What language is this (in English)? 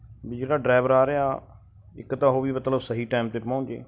Punjabi